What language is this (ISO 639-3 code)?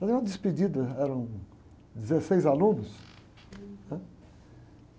por